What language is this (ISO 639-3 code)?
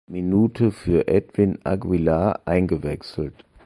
deu